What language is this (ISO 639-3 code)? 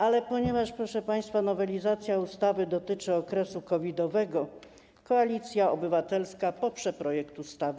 pol